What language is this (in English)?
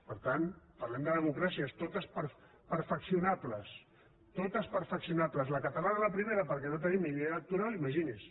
Catalan